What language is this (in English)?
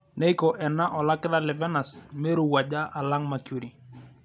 Masai